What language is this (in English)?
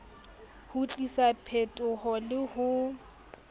Southern Sotho